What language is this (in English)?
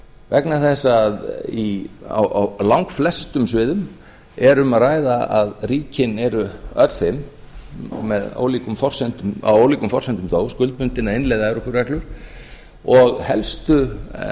Icelandic